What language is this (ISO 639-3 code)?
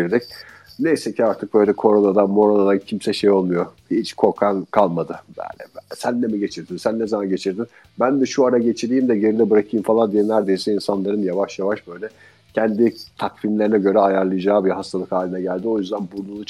tur